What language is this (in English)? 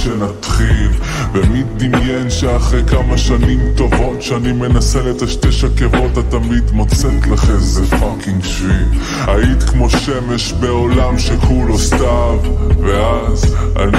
Hebrew